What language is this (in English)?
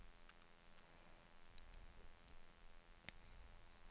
Swedish